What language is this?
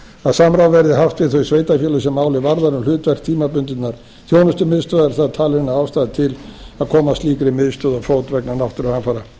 Icelandic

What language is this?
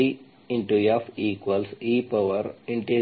Kannada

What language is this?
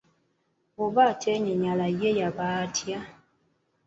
Ganda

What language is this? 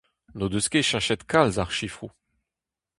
Breton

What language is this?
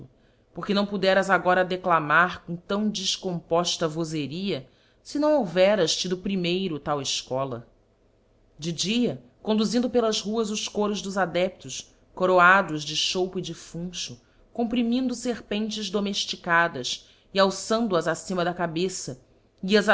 Portuguese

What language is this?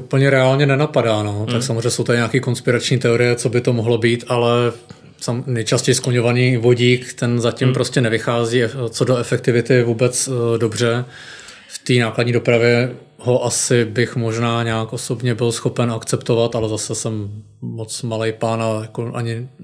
Czech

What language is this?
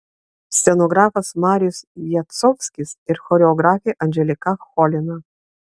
Lithuanian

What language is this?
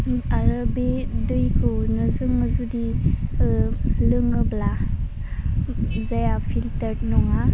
Bodo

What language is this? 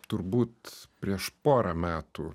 Lithuanian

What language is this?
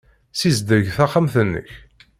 Kabyle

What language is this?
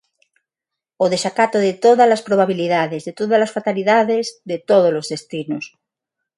Galician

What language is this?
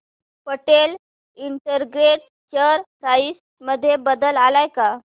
Marathi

